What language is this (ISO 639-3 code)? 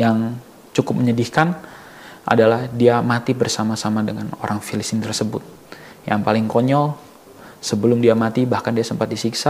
ind